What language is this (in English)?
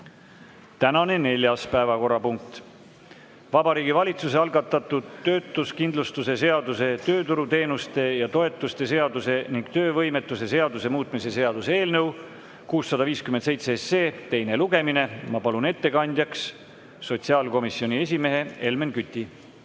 Estonian